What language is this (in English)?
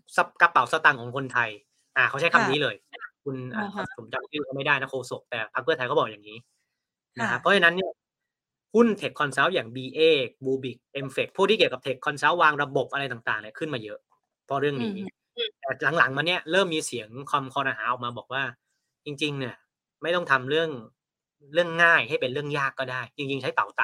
Thai